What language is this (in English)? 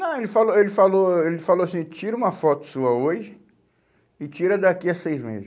Portuguese